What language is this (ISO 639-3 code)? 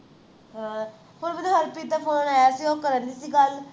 pan